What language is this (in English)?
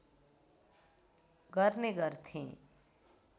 Nepali